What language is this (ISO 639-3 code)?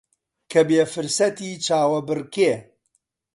ckb